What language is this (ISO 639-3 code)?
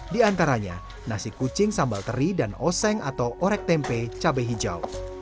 ind